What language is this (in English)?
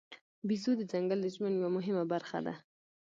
Pashto